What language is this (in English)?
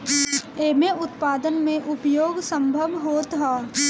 Bhojpuri